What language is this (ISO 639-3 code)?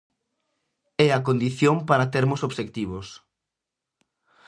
glg